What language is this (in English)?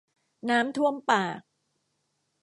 Thai